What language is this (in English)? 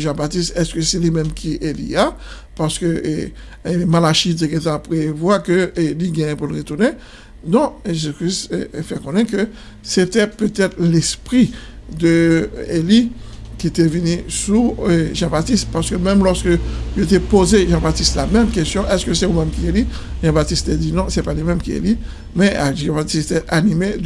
French